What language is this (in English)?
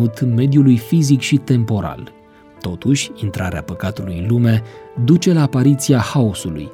Romanian